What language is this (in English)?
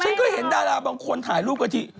Thai